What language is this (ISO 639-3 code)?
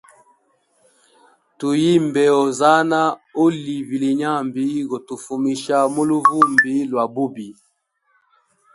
hem